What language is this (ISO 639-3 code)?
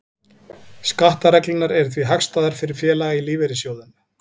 isl